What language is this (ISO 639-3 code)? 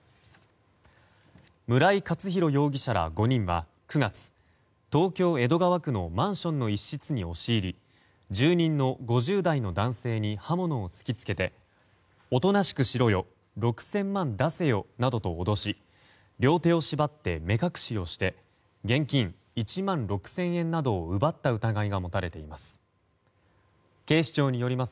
jpn